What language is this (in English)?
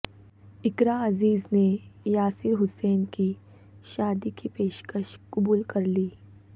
Urdu